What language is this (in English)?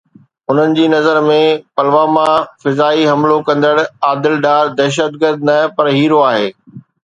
Sindhi